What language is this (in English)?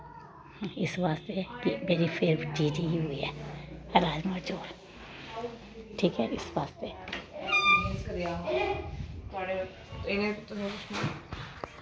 Dogri